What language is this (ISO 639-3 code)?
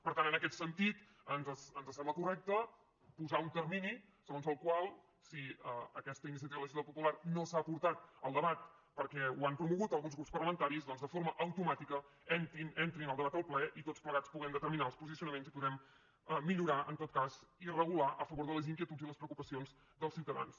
cat